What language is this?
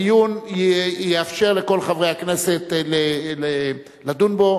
Hebrew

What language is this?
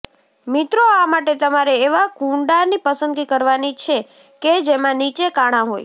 Gujarati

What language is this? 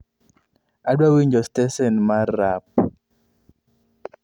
Luo (Kenya and Tanzania)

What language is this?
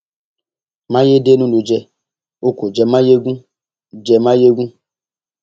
Yoruba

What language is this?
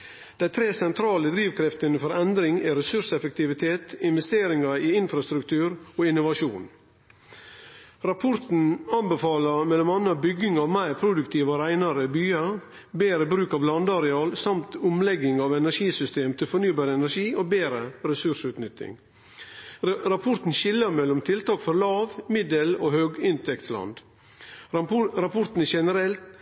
Norwegian Nynorsk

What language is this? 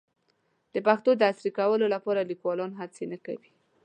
Pashto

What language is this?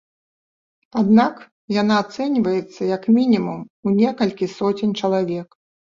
Belarusian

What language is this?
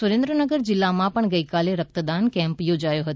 Gujarati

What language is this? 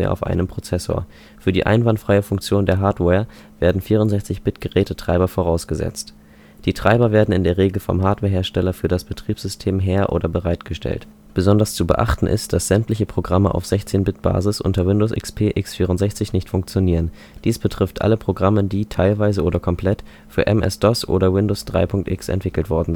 German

